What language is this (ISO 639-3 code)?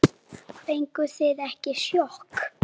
isl